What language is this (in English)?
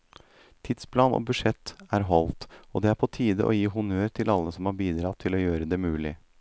Norwegian